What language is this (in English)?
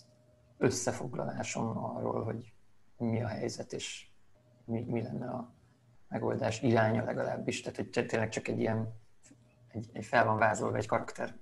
Hungarian